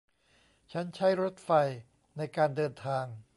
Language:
Thai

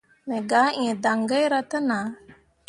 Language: Mundang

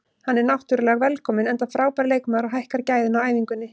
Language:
Icelandic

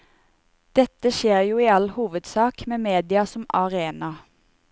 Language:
Norwegian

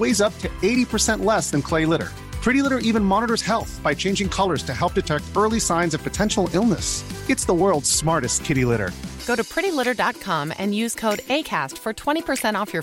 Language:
Filipino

